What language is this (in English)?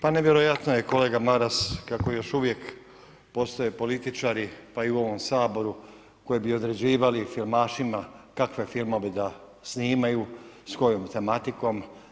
Croatian